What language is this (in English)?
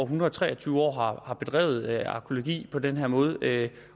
Danish